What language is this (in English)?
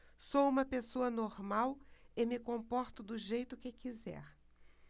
Portuguese